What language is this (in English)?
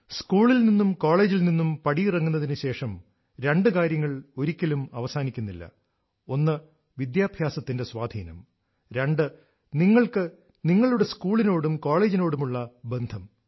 Malayalam